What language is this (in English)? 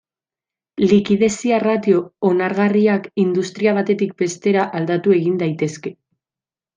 Basque